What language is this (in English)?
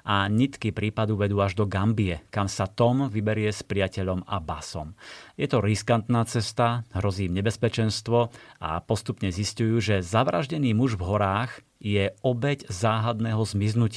Slovak